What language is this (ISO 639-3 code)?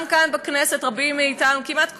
heb